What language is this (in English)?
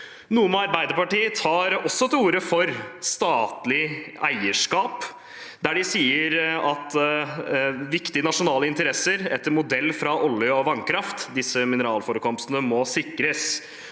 Norwegian